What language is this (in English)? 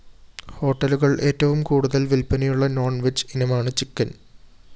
Malayalam